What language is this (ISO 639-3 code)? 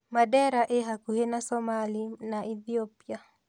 kik